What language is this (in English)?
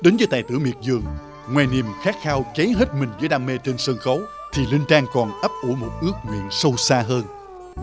Vietnamese